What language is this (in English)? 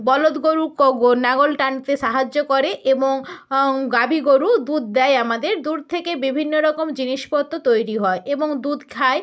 Bangla